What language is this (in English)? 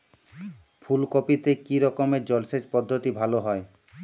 Bangla